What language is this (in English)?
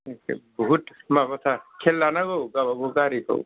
Bodo